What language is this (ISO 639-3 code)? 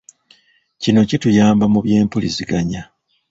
lug